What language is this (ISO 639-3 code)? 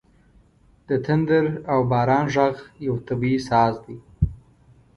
pus